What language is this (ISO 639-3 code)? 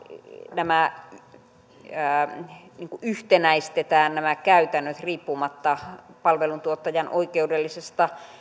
fin